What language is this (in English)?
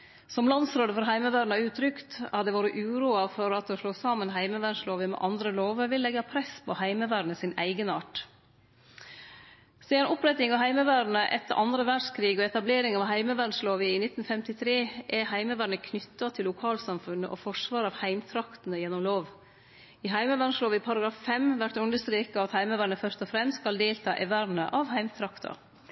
Norwegian Nynorsk